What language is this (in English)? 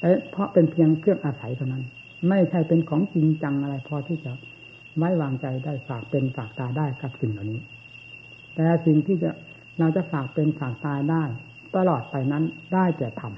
Thai